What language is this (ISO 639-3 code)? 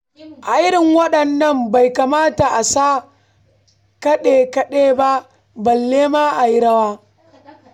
hau